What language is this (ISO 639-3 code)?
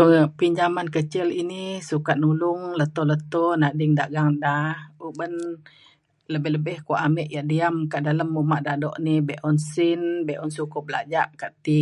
xkl